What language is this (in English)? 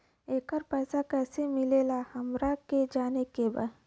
Bhojpuri